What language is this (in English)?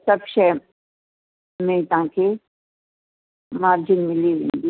Sindhi